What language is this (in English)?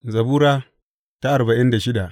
Hausa